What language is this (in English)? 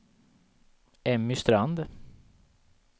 Swedish